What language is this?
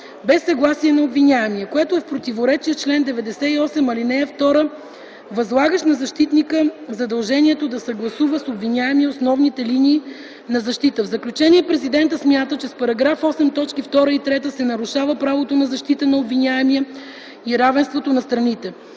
Bulgarian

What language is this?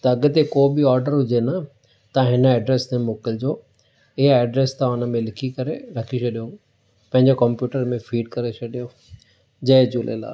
Sindhi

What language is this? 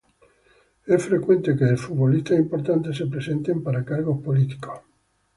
Spanish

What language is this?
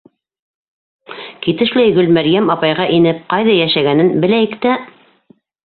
Bashkir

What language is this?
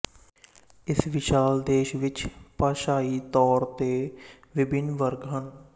Punjabi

